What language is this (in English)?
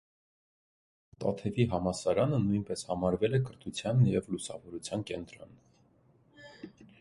Armenian